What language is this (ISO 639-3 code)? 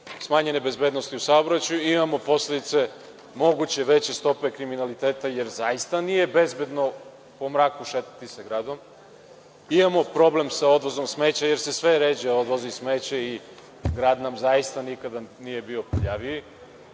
srp